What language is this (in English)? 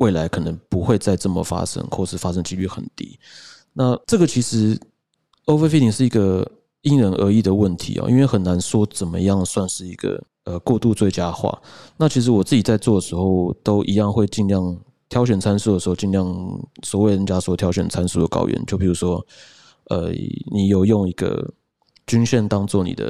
Chinese